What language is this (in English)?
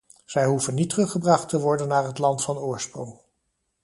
Dutch